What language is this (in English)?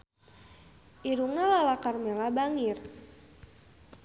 Sundanese